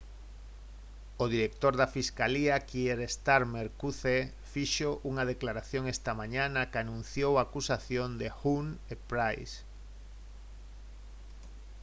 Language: Galician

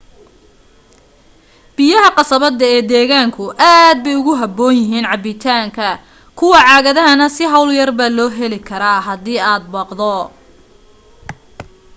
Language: Somali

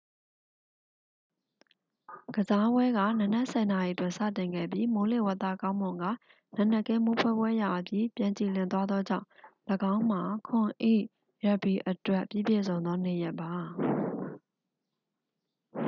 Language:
Burmese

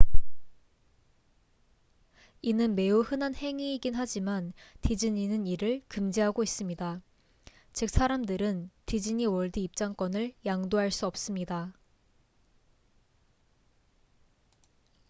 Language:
Korean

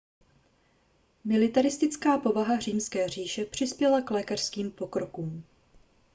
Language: Czech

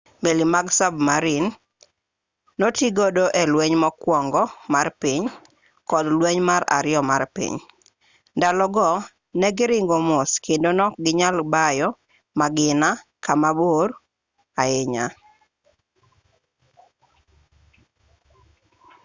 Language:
Luo (Kenya and Tanzania)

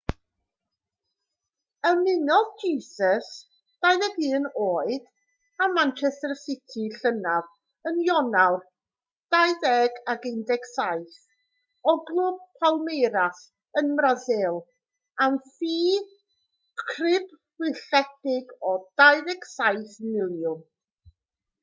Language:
Welsh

